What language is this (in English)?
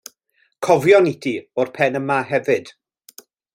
Welsh